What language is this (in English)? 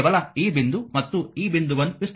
Kannada